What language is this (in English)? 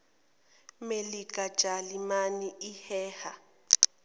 Zulu